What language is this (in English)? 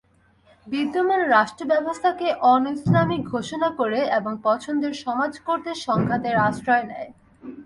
Bangla